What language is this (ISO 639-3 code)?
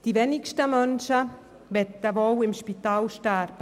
gsw